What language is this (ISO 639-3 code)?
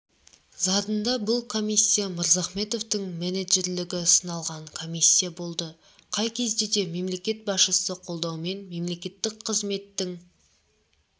kaz